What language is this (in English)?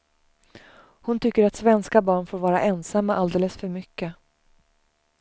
Swedish